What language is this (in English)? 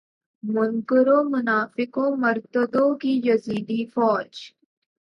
Urdu